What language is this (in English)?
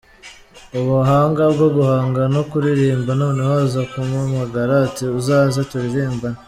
Kinyarwanda